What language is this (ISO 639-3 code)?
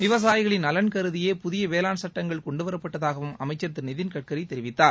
tam